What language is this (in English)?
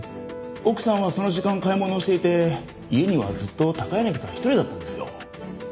Japanese